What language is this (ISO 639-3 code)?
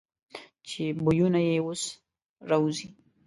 pus